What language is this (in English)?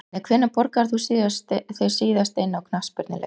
Icelandic